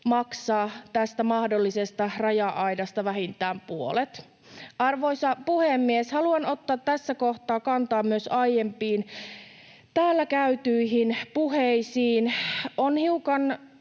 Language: Finnish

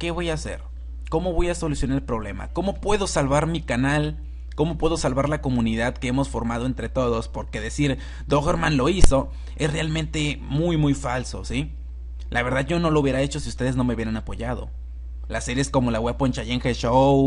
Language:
Spanish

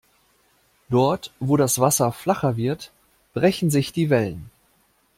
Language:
German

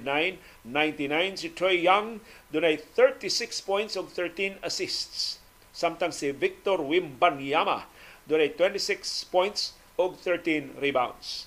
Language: Filipino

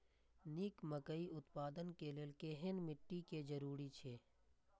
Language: Maithili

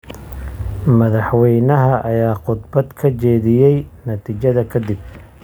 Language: Somali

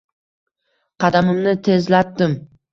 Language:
Uzbek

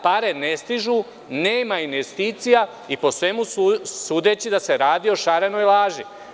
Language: Serbian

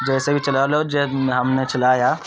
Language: Urdu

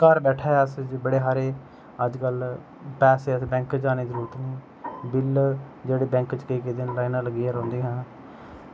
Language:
Dogri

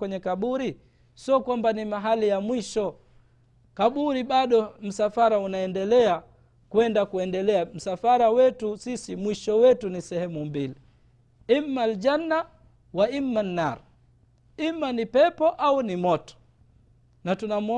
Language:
Swahili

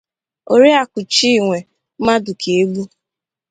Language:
Igbo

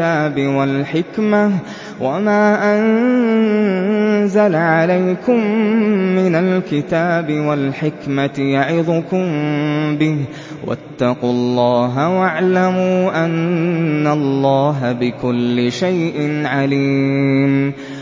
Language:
Arabic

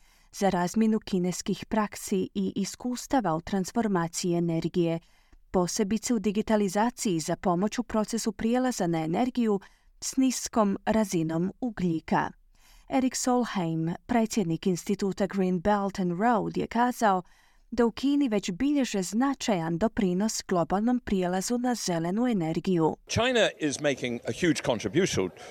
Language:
Croatian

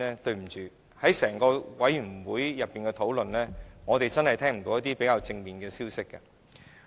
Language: Cantonese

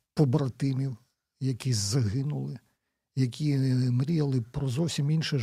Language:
Ukrainian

